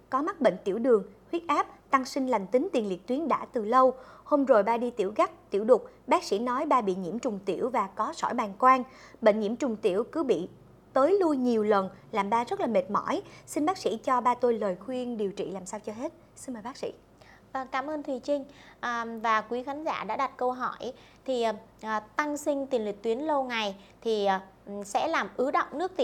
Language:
Vietnamese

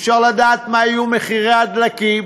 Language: Hebrew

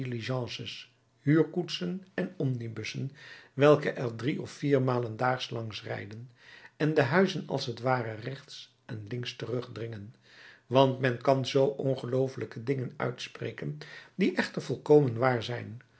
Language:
Dutch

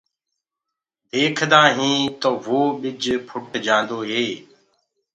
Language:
Gurgula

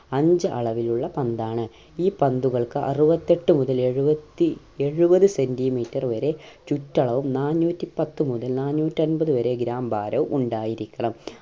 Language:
Malayalam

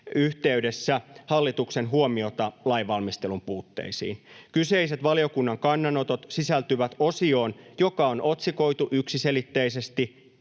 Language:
Finnish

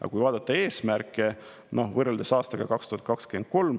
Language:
Estonian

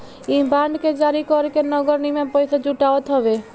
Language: Bhojpuri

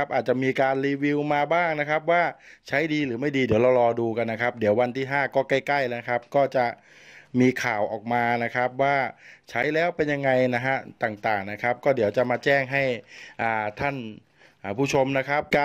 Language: Thai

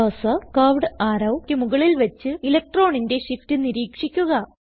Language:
Malayalam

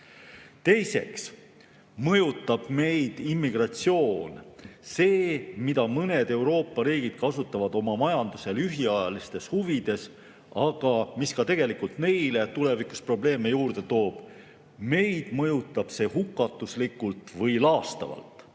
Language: Estonian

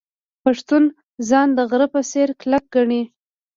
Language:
Pashto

